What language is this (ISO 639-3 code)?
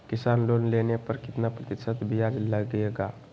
mag